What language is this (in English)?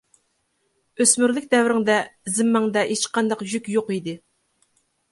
Uyghur